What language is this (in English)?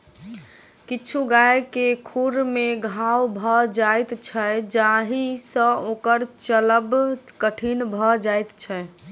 Maithili